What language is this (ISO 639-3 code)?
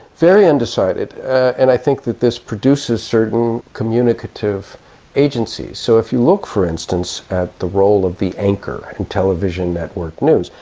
eng